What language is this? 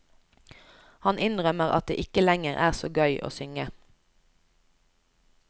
Norwegian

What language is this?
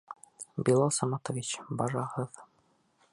Bashkir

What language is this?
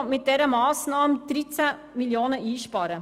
Swiss German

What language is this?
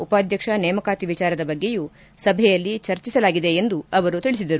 Kannada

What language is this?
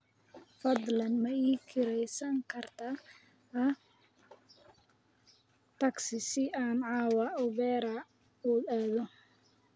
Somali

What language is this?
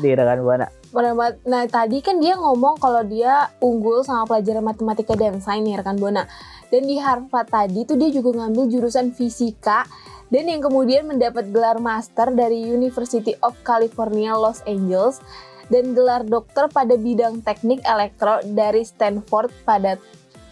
Indonesian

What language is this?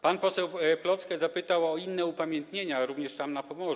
Polish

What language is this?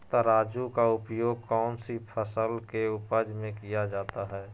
Magahi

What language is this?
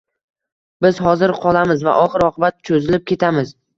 Uzbek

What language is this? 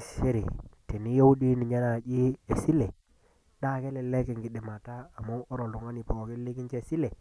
Masai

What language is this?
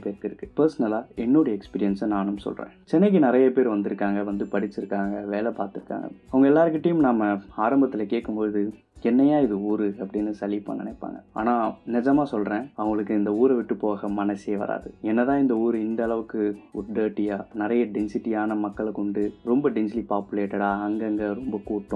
Tamil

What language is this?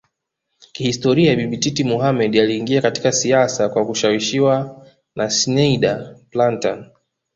Swahili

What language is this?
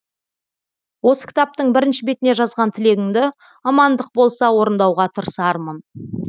Kazakh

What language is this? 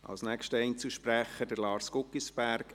Swiss German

